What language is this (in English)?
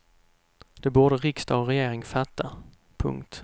Swedish